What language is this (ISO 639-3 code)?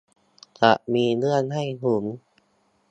tha